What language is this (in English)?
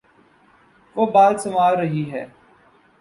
Urdu